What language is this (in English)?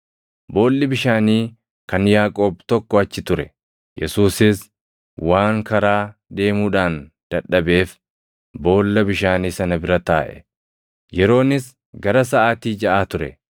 Oromo